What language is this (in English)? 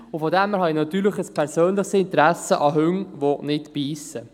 Swiss German